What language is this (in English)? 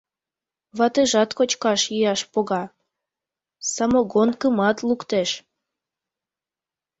Mari